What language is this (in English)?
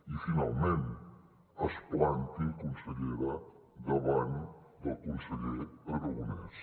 Catalan